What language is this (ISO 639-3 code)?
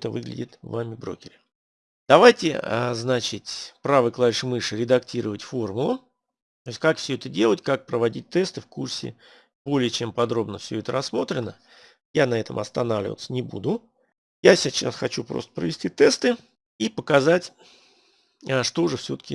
rus